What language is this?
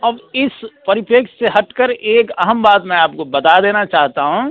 Hindi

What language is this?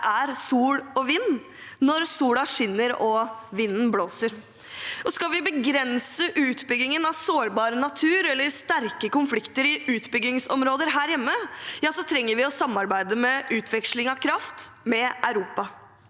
Norwegian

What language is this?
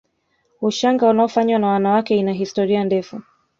Swahili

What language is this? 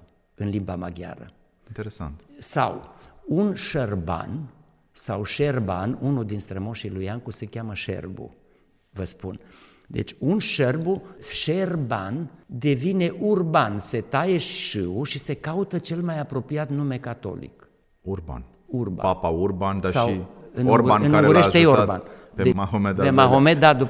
Romanian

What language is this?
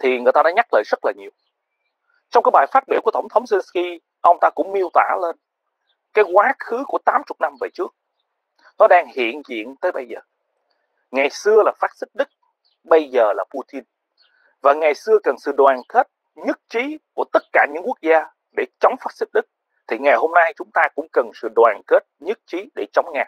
Vietnamese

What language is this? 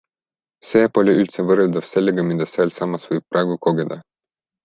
Estonian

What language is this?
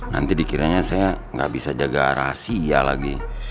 Indonesian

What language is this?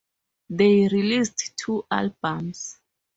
English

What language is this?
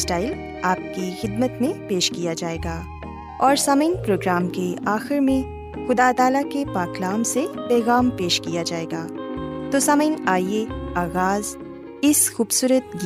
Urdu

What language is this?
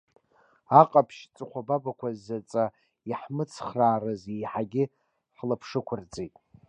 Abkhazian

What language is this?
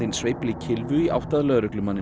Icelandic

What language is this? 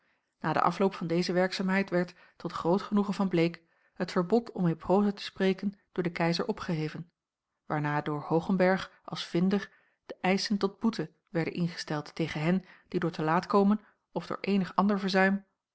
Dutch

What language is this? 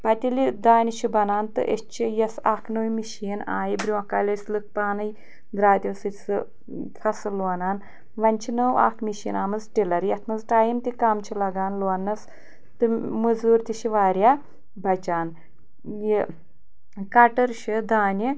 Kashmiri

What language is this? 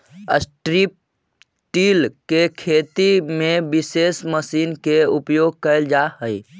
Magahi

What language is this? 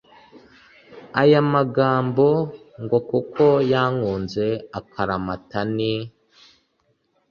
Kinyarwanda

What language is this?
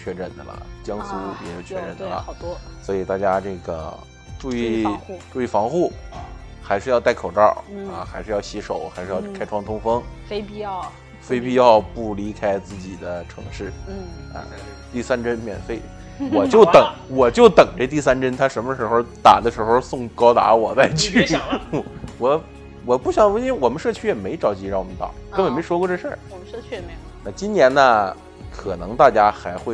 Chinese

